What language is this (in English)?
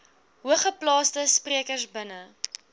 Afrikaans